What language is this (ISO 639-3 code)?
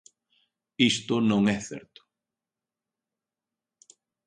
glg